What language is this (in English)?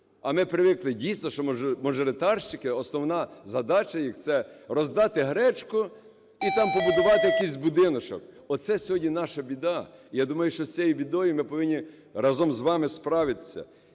Ukrainian